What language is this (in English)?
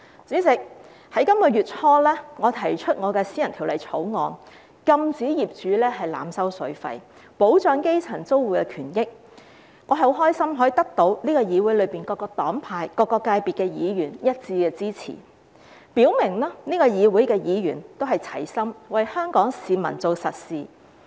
Cantonese